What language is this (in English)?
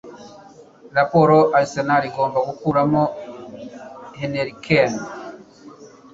Kinyarwanda